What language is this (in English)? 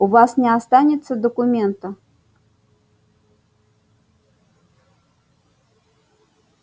Russian